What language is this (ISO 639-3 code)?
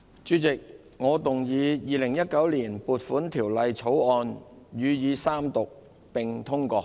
yue